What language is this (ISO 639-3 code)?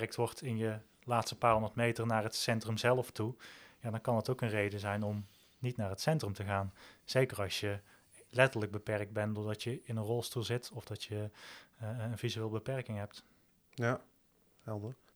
nld